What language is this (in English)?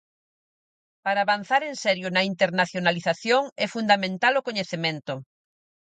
Galician